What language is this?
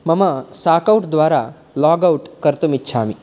Sanskrit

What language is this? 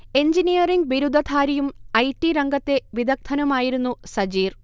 Malayalam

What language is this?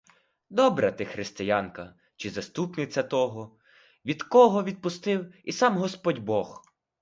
Ukrainian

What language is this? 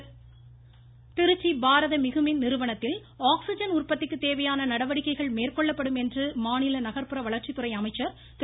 Tamil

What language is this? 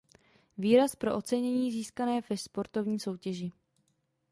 Czech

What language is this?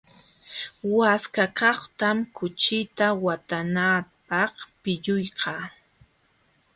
Jauja Wanca Quechua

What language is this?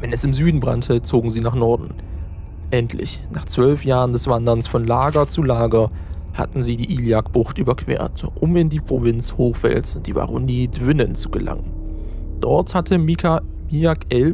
German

